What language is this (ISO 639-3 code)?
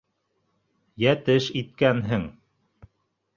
bak